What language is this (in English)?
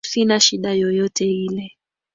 Swahili